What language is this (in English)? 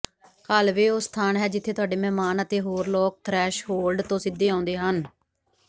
Punjabi